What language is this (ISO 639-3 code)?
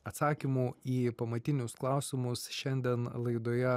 lit